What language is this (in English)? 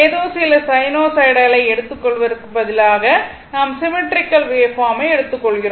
Tamil